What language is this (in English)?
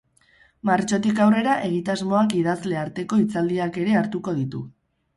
Basque